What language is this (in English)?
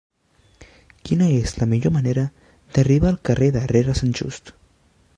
Catalan